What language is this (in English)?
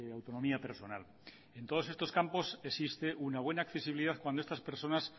Spanish